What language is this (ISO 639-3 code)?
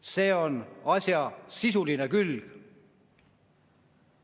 est